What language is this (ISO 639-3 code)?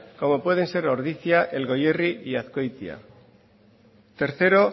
spa